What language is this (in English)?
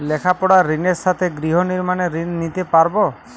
Bangla